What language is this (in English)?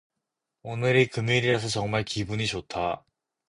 Korean